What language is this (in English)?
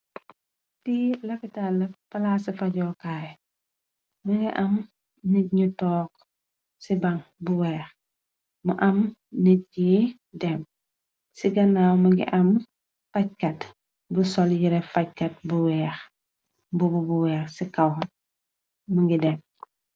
Wolof